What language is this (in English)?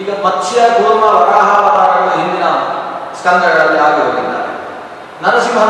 Kannada